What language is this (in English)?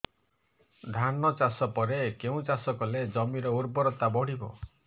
Odia